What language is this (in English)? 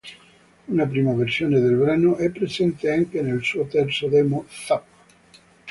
Italian